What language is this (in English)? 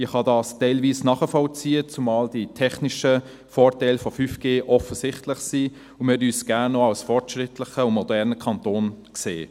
Swiss German